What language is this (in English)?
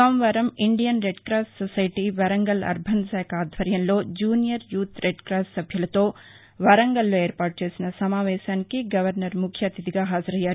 Telugu